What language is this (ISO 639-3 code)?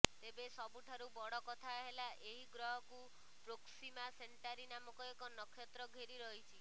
ori